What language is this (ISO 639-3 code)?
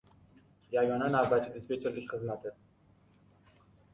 uzb